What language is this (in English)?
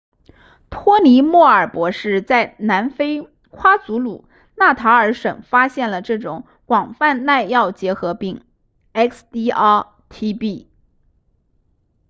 Chinese